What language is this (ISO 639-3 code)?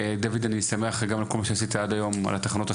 heb